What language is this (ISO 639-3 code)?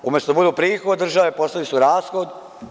srp